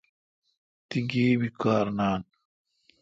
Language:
Kalkoti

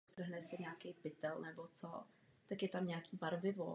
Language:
Czech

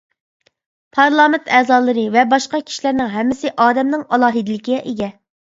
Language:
Uyghur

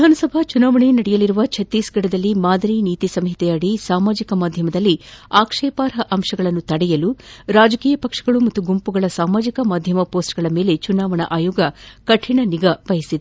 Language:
Kannada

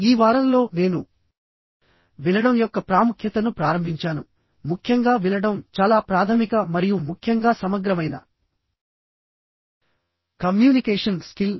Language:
Telugu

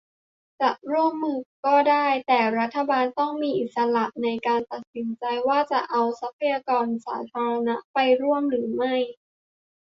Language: Thai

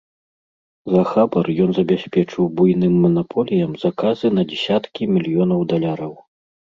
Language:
Belarusian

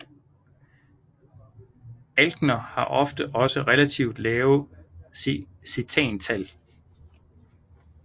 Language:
Danish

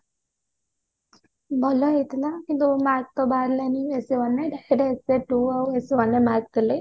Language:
Odia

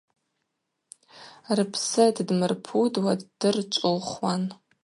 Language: Abaza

